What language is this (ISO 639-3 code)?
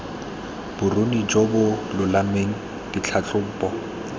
tsn